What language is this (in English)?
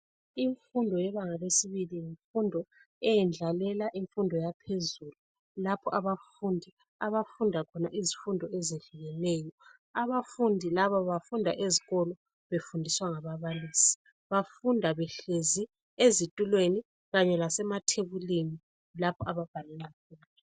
North Ndebele